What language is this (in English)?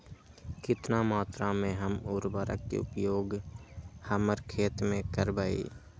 Magahi